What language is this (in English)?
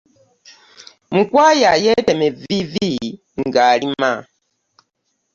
Ganda